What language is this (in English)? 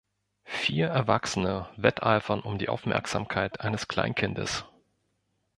German